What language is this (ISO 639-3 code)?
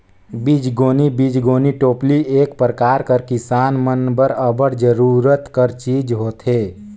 hne